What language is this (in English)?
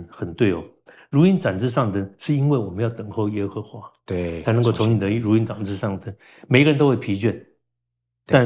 Chinese